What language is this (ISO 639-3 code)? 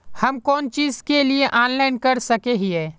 mag